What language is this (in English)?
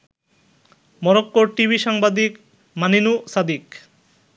Bangla